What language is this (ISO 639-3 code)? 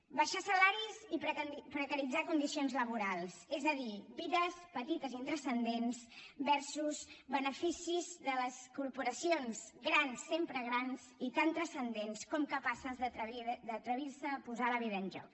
cat